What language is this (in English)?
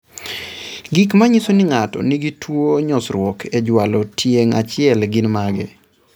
Luo (Kenya and Tanzania)